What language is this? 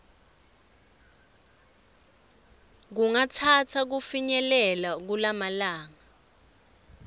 Swati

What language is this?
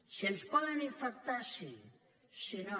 Catalan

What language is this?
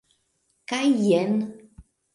Esperanto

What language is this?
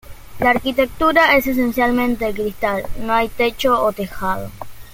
Spanish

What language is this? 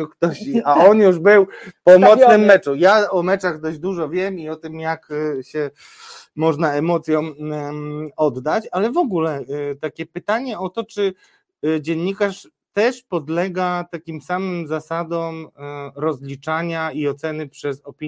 Polish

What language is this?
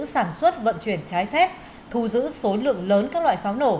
Vietnamese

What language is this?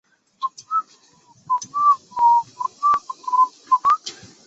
Chinese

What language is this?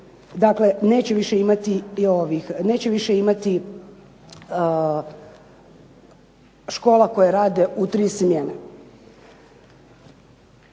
Croatian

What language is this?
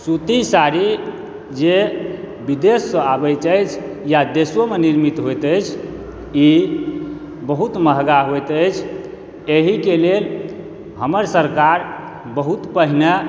Maithili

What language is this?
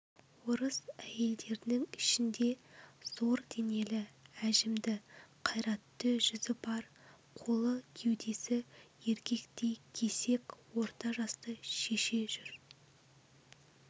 Kazakh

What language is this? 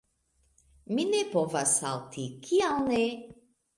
Esperanto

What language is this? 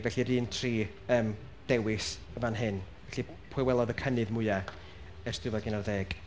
Welsh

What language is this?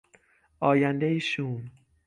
Persian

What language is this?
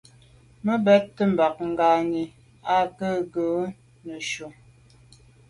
Medumba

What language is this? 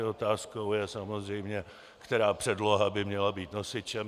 Czech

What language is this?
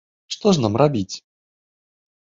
Belarusian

